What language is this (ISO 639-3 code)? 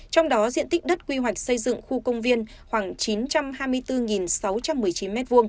vie